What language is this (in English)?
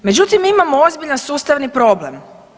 Croatian